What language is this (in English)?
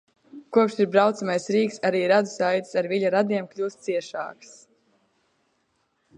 Latvian